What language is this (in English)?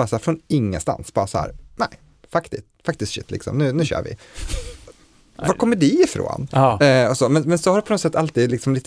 Swedish